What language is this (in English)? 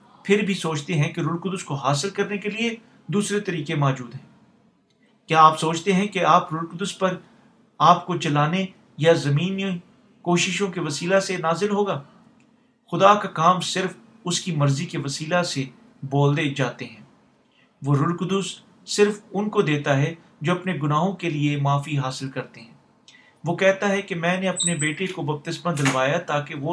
Urdu